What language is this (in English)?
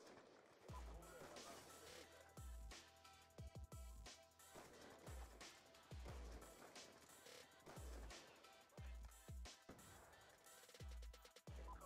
German